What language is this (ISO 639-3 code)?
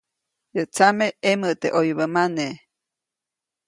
zoc